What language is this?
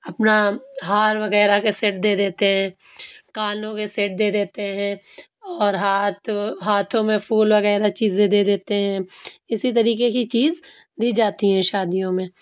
Urdu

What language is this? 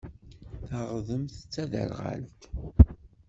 Kabyle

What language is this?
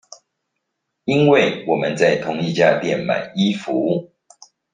Chinese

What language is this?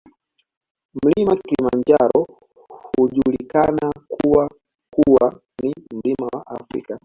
Swahili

